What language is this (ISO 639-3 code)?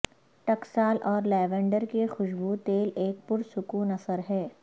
urd